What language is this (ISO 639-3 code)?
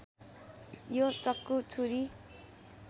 nep